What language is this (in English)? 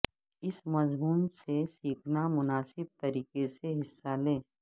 Urdu